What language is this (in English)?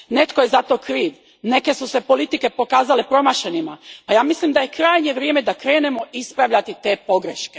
Croatian